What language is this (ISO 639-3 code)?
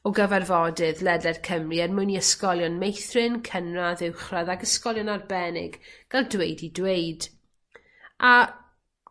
cym